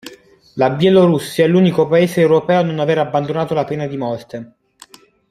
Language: Italian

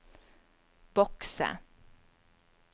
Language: Norwegian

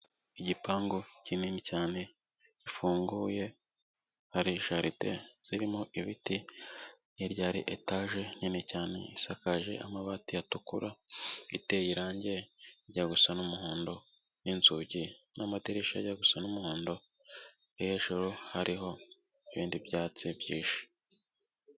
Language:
Kinyarwanda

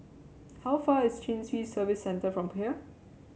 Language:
English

